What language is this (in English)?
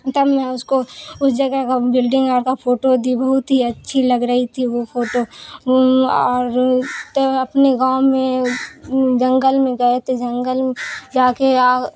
Urdu